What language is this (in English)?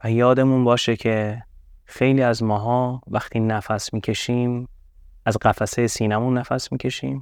Persian